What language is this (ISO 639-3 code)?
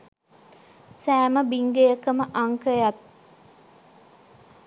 sin